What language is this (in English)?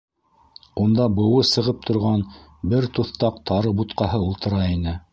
Bashkir